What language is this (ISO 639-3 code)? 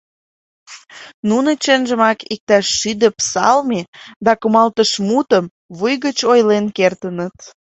chm